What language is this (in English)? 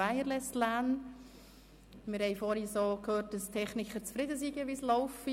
Swiss German